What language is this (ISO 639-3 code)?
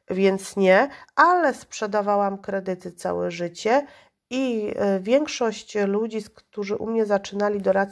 pol